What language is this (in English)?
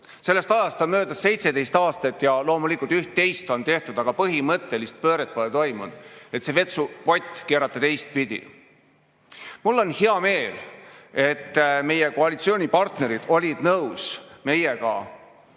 Estonian